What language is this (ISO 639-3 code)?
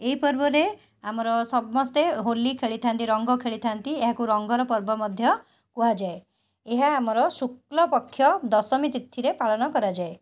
ori